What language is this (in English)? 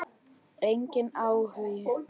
Icelandic